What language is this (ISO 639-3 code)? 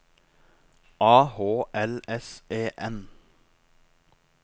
nor